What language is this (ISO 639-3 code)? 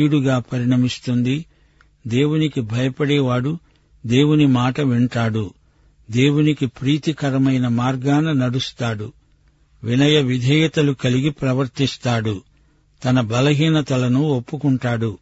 tel